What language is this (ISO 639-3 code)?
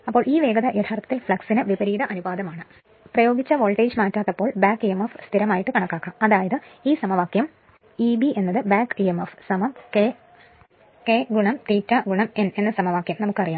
mal